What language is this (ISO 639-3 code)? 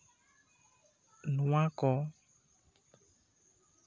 sat